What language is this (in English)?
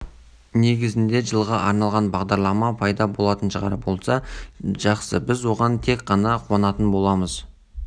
Kazakh